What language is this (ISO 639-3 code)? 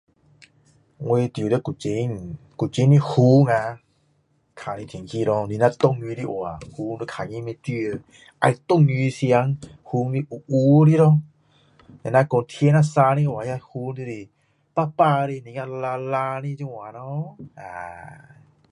cdo